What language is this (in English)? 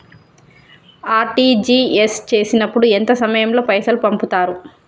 Telugu